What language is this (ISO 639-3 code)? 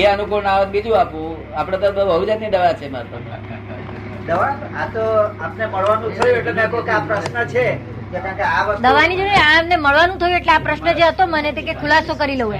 guj